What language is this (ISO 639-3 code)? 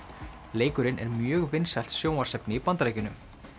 isl